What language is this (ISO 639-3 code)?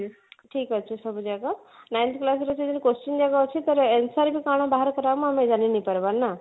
ori